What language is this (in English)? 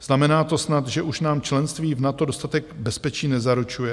Czech